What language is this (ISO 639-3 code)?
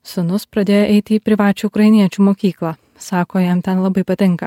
lit